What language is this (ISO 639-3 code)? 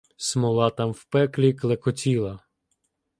ukr